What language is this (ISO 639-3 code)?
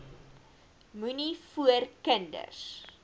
afr